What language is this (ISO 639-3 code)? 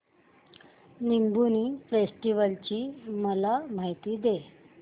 mar